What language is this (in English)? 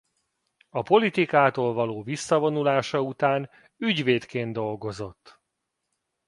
Hungarian